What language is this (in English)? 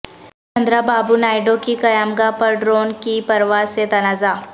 Urdu